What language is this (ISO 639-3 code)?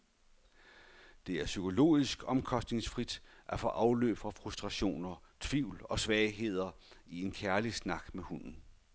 dan